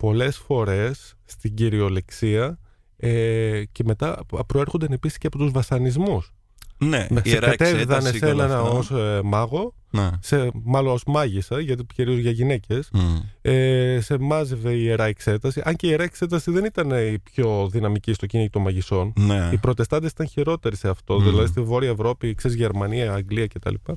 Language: Greek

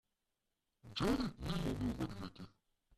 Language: Slovenian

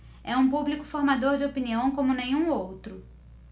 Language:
Portuguese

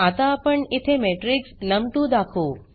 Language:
Marathi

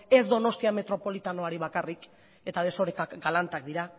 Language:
Basque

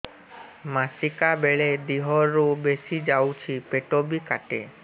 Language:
Odia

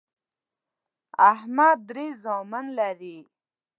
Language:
Pashto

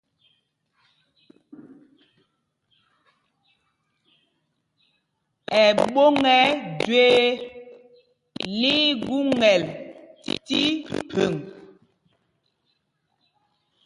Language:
Mpumpong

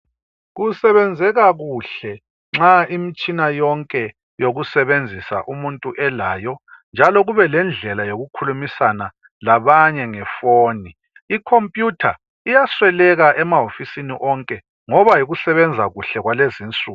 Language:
North Ndebele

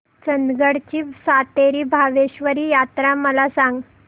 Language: Marathi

